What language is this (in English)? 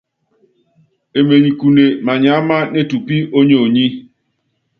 Yangben